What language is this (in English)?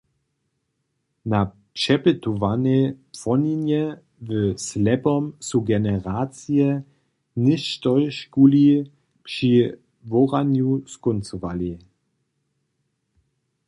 Upper Sorbian